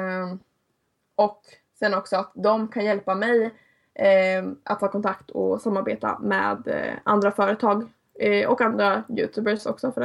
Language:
Swedish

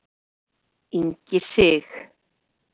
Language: Icelandic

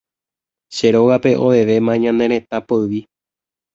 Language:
Guarani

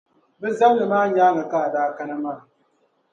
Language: Dagbani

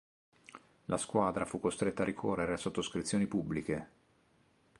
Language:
Italian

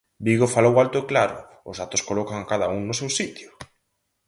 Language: Galician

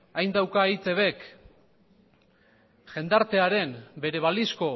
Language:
Basque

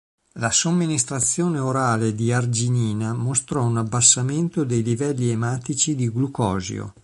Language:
Italian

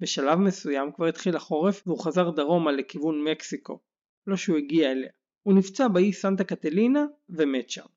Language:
Hebrew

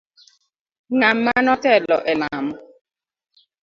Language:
Luo (Kenya and Tanzania)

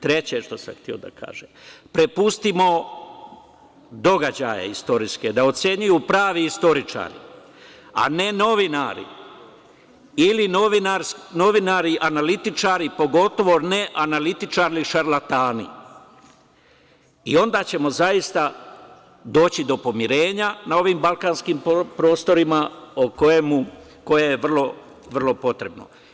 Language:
Serbian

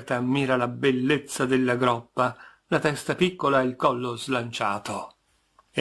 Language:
Italian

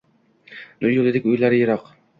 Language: Uzbek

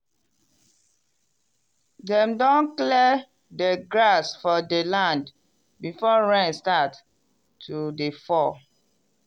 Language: Nigerian Pidgin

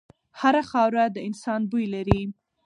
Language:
Pashto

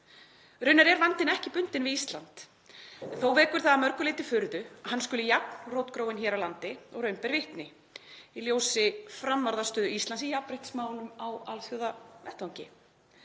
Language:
Icelandic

